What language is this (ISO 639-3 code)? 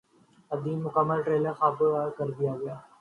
urd